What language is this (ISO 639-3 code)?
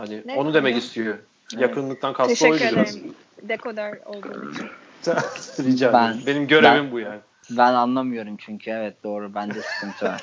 tur